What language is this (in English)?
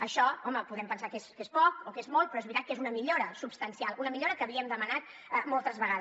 Catalan